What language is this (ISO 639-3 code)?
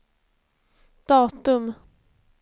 swe